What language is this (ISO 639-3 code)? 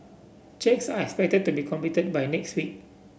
eng